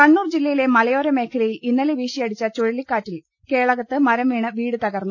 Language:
Malayalam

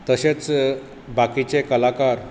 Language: Konkani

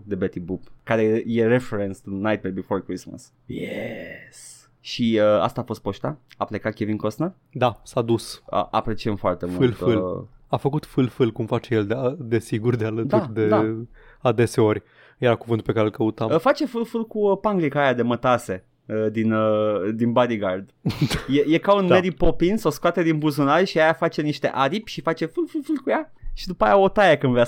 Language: Romanian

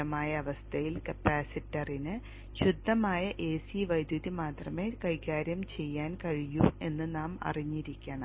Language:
Malayalam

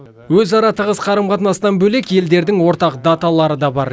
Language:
Kazakh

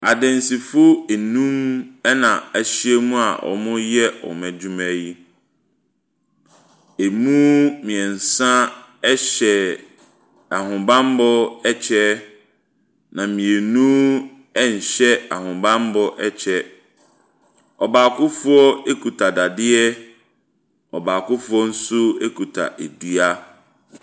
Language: Akan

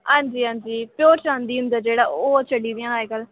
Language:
Dogri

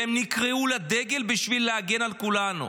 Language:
Hebrew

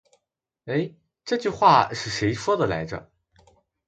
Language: Chinese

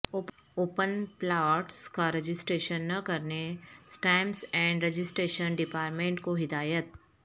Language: Urdu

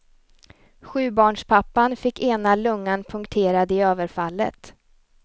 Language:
Swedish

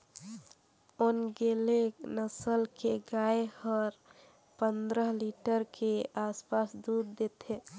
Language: Chhattisgarhi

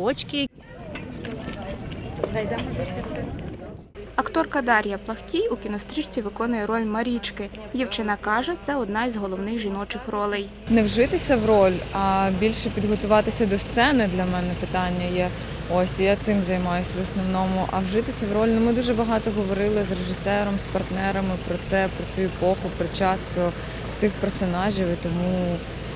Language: Ukrainian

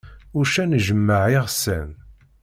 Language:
Kabyle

